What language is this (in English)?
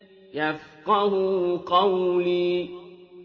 Arabic